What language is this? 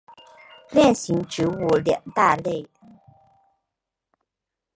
Chinese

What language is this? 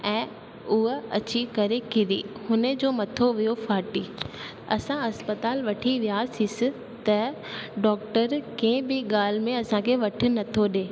Sindhi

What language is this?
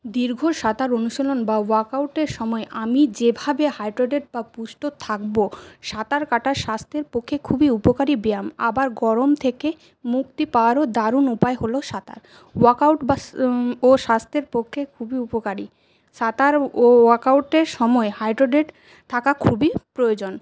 Bangla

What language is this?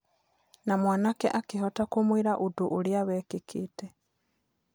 Kikuyu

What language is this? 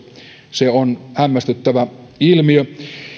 Finnish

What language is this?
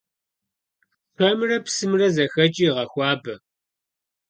Kabardian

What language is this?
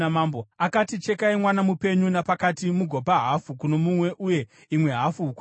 Shona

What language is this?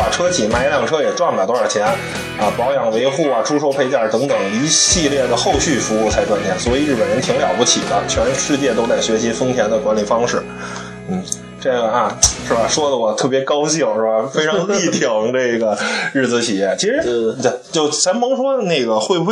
Chinese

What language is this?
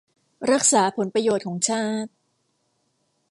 Thai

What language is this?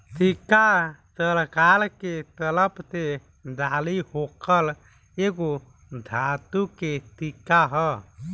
Bhojpuri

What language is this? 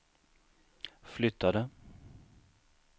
Swedish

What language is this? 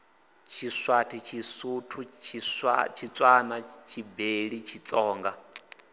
Venda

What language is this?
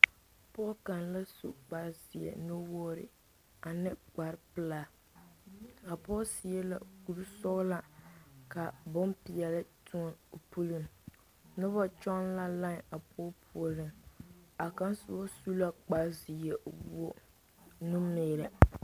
Southern Dagaare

